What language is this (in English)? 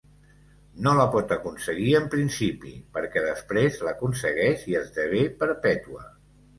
Catalan